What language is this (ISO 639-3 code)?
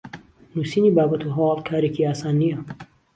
ckb